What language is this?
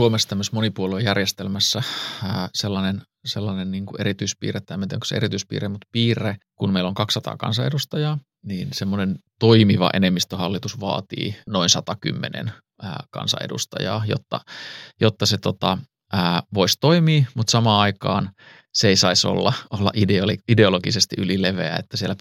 Finnish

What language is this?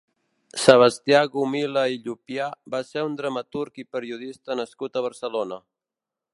Catalan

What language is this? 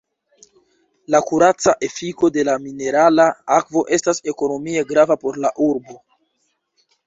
Esperanto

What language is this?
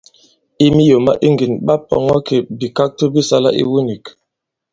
Bankon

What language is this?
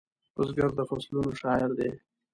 Pashto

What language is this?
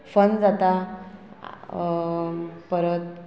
Konkani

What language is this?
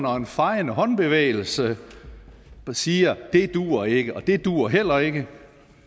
Danish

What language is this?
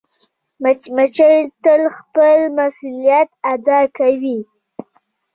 Pashto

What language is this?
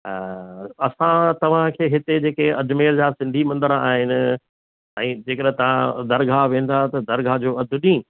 Sindhi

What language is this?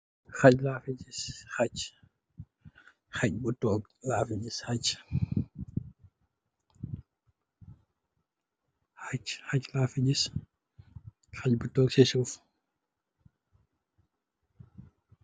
Wolof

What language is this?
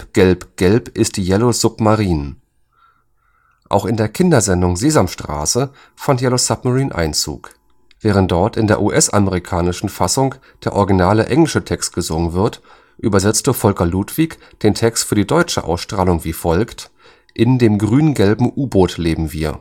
German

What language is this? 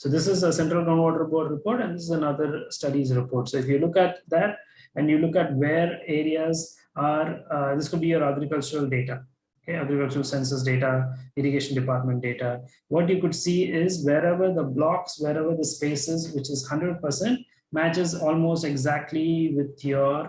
English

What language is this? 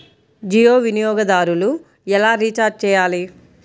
Telugu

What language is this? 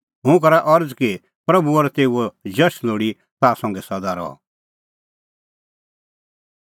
Kullu Pahari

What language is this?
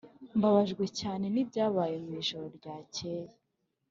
Kinyarwanda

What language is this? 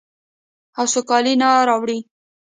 Pashto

